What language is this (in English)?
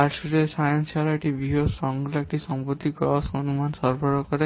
Bangla